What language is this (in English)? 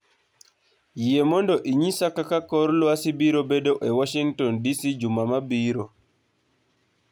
Luo (Kenya and Tanzania)